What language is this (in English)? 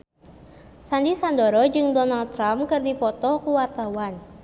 Sundanese